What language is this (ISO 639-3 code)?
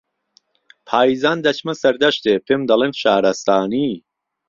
ckb